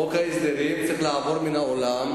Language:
Hebrew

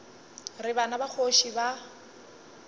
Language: Northern Sotho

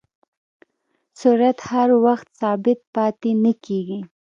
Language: Pashto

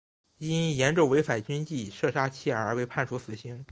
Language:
Chinese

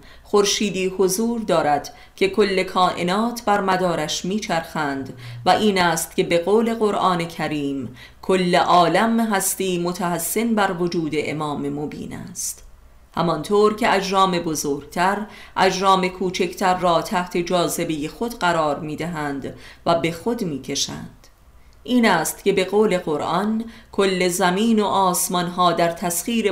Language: Persian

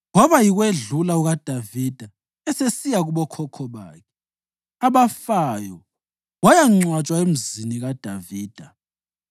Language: North Ndebele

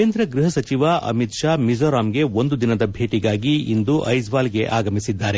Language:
Kannada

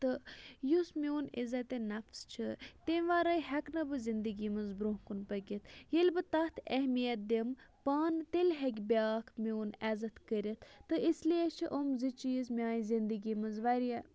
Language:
Kashmiri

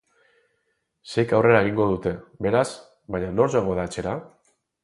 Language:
Basque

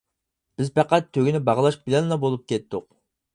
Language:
Uyghur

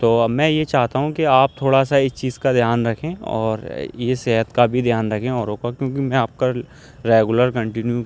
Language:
Urdu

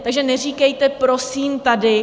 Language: Czech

